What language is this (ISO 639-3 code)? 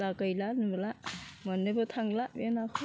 brx